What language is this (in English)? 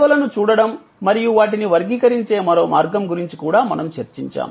Telugu